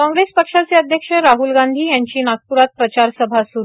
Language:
Marathi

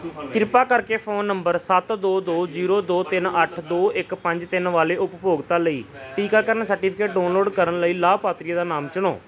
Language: Punjabi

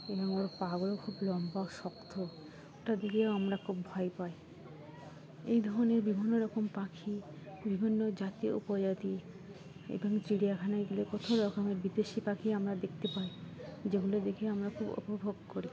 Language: Bangla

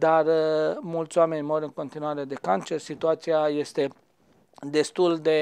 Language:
Romanian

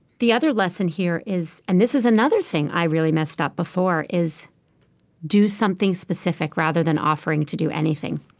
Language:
English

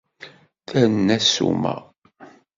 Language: Kabyle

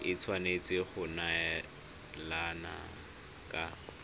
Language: Tswana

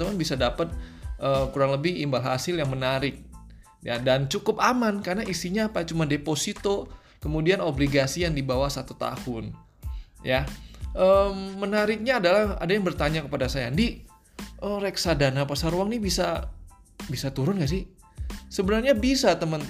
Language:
Indonesian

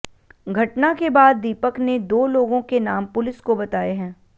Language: Hindi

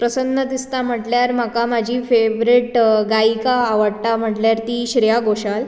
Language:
Konkani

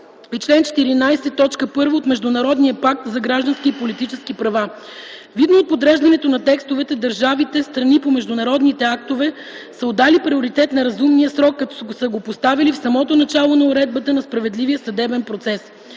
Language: Bulgarian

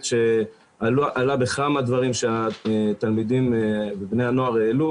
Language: Hebrew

